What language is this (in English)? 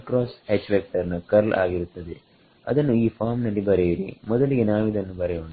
Kannada